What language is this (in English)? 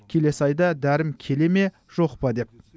Kazakh